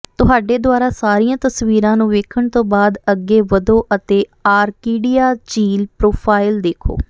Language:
Punjabi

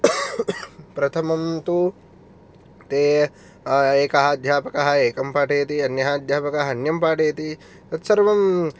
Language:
Sanskrit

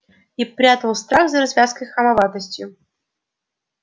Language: Russian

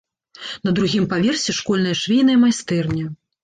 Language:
Belarusian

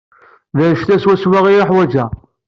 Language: Kabyle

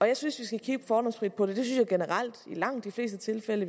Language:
Danish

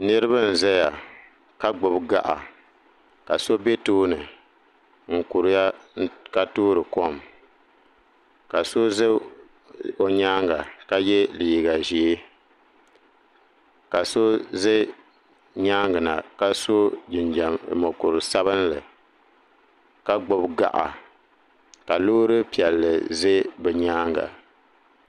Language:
Dagbani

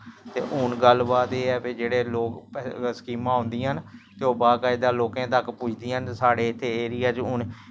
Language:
Dogri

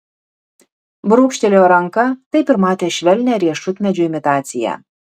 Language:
Lithuanian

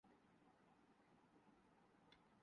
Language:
Urdu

